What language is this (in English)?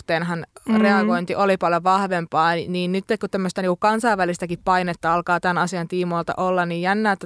Finnish